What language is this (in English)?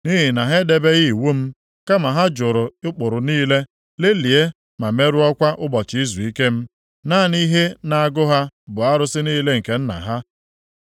Igbo